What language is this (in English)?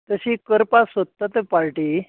Konkani